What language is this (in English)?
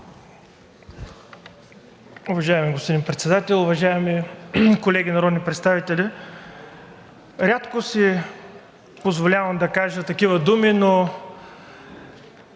Bulgarian